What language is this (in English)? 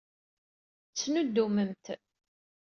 Kabyle